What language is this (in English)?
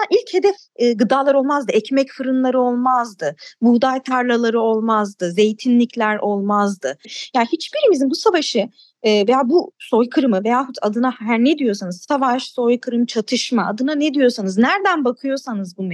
Turkish